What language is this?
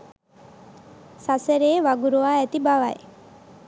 Sinhala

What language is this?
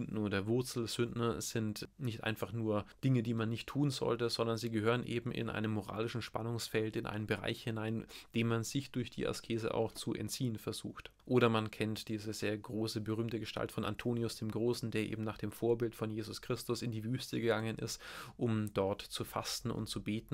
German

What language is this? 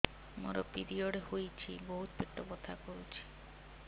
Odia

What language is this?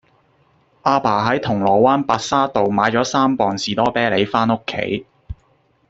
Cantonese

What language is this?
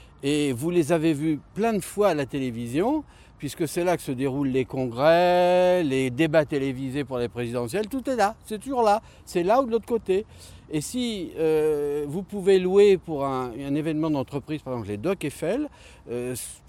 French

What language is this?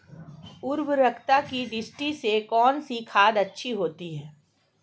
Hindi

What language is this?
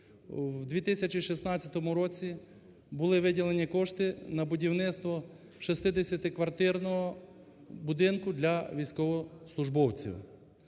Ukrainian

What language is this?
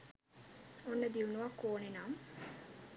Sinhala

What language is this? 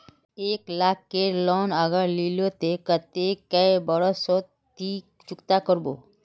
Magahi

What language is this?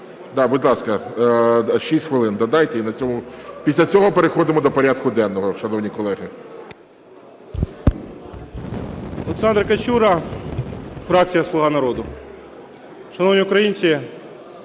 Ukrainian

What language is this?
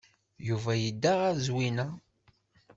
Kabyle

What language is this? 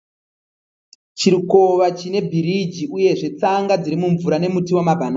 Shona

